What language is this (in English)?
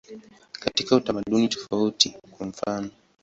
Swahili